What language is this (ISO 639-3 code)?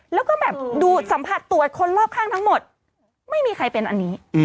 tha